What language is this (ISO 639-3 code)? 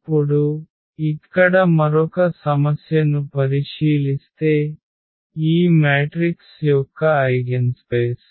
tel